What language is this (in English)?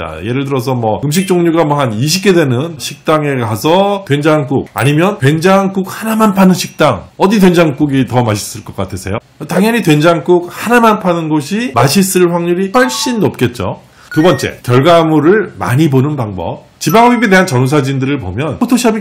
Korean